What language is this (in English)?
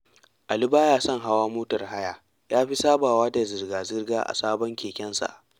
Hausa